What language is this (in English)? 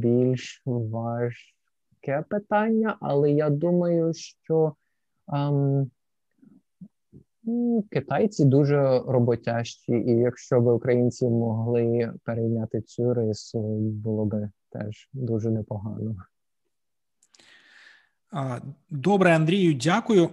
Ukrainian